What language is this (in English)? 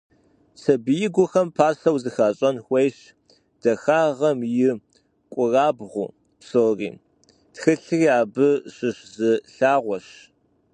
Kabardian